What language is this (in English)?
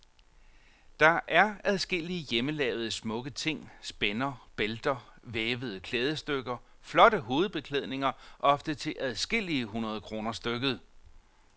Danish